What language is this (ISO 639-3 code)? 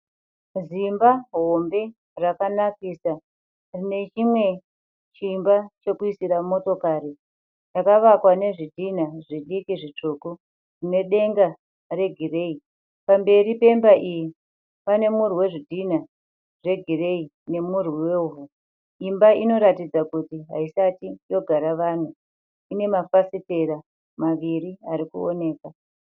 sna